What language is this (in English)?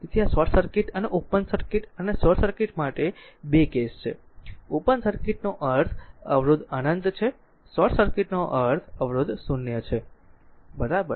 Gujarati